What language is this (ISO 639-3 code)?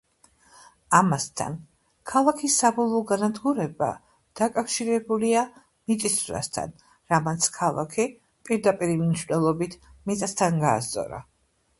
kat